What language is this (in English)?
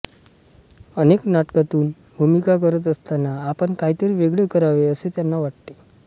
Marathi